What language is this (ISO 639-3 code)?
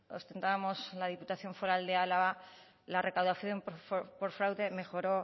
spa